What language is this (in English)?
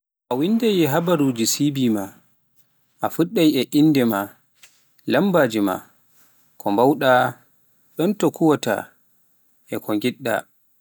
Pular